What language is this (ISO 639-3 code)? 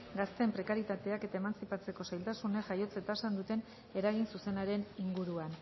eus